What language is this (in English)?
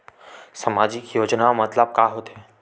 Chhattisgarhi